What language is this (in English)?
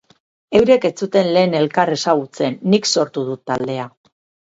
Basque